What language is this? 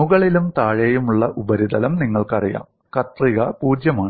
Malayalam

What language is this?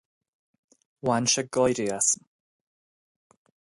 Irish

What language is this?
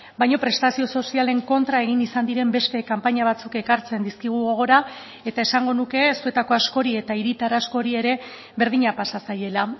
Basque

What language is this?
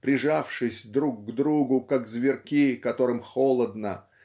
Russian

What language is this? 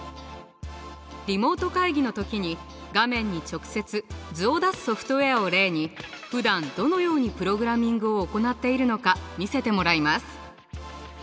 Japanese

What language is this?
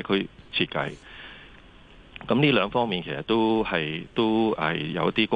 Chinese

